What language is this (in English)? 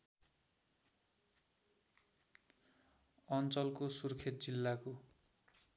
Nepali